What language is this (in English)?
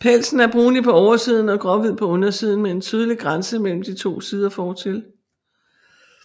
Danish